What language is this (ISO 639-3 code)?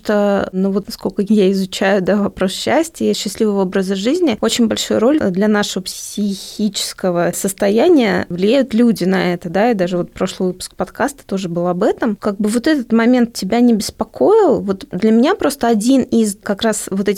rus